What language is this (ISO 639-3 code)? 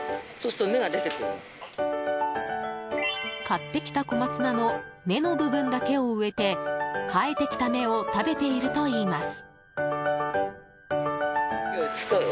jpn